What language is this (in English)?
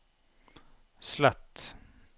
Norwegian